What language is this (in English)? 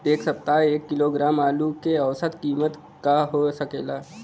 Bhojpuri